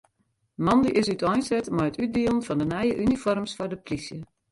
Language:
Western Frisian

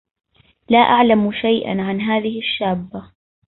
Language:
Arabic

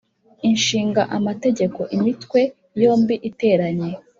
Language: Kinyarwanda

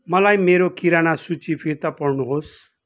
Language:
Nepali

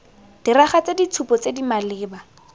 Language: Tswana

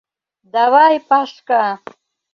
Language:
Mari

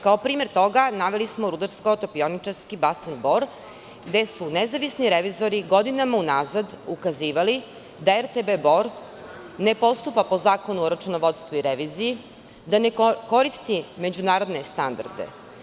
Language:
Serbian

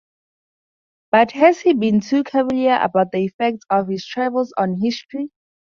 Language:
English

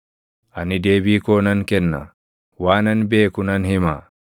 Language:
Oromo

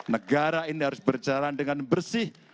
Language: Indonesian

